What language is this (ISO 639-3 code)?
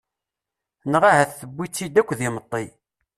kab